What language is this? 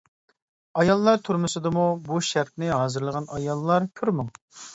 Uyghur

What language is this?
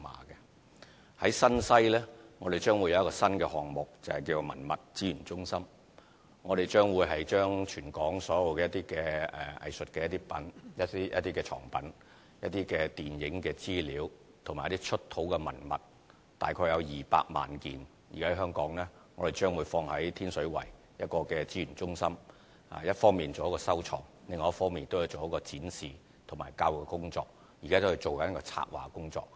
Cantonese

